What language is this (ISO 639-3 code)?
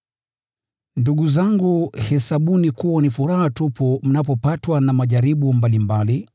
swa